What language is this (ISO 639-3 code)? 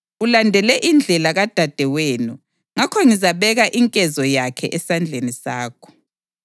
nde